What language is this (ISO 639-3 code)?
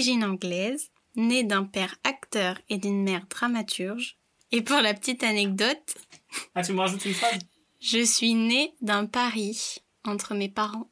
fra